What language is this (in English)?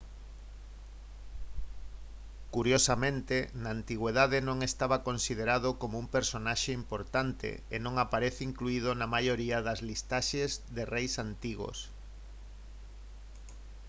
Galician